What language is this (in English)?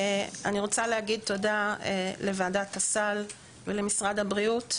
Hebrew